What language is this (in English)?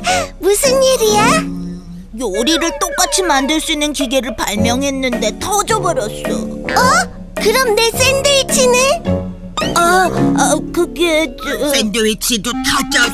Korean